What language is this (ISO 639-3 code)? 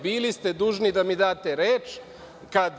srp